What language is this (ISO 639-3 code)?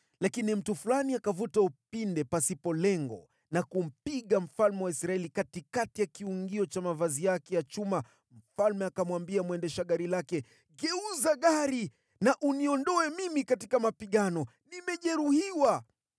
swa